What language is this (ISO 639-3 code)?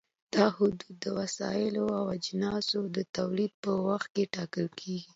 pus